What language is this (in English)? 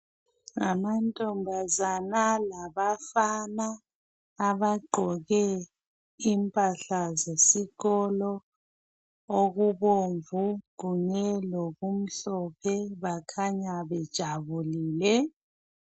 North Ndebele